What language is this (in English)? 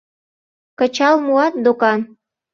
Mari